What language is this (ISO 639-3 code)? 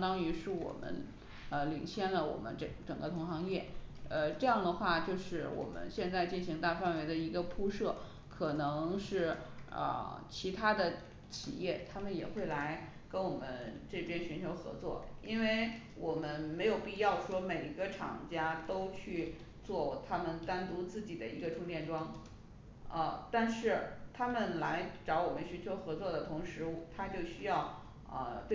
zho